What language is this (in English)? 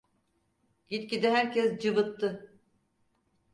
Turkish